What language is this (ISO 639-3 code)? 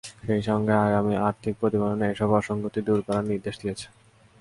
ben